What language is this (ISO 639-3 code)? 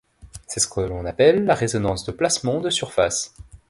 fra